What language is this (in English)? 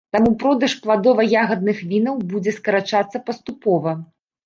Belarusian